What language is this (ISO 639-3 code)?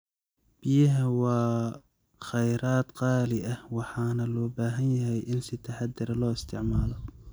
som